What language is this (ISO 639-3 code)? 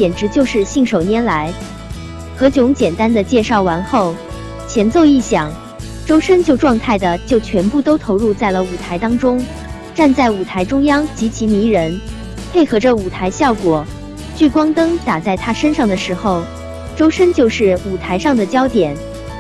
zho